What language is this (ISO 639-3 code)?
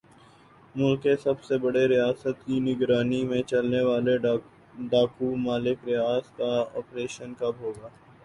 urd